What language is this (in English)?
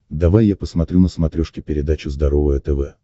Russian